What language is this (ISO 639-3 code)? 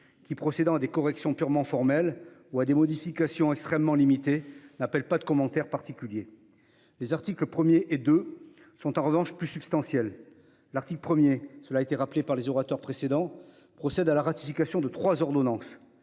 fra